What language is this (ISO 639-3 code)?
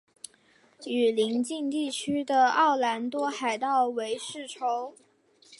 zho